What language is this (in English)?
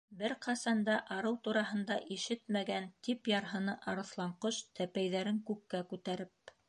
Bashkir